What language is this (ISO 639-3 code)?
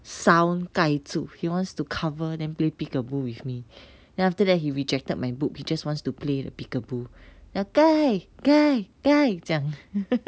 eng